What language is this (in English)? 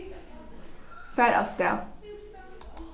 Faroese